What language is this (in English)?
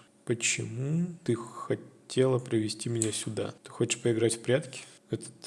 Russian